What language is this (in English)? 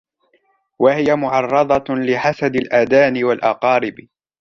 Arabic